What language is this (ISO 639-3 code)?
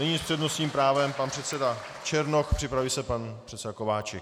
ces